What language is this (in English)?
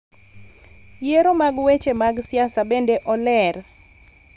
Luo (Kenya and Tanzania)